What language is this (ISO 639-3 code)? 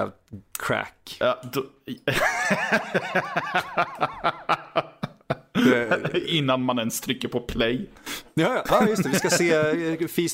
swe